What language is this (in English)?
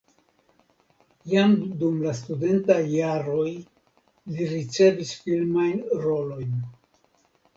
Esperanto